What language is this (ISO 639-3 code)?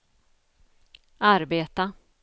swe